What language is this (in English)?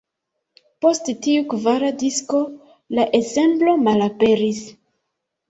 Esperanto